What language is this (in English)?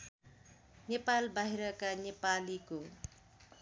Nepali